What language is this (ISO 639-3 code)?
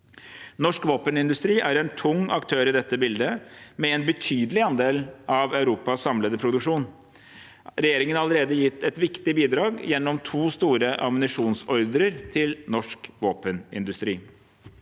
nor